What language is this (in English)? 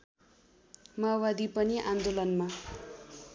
Nepali